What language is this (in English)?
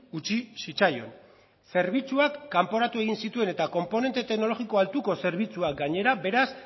Basque